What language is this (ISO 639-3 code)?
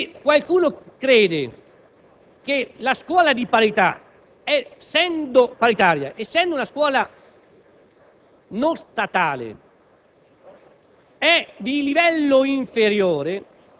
ita